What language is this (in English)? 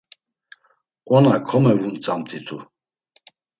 Laz